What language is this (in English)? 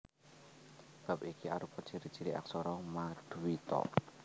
Javanese